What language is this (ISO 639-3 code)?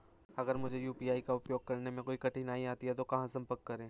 hin